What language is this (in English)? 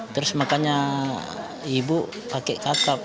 Indonesian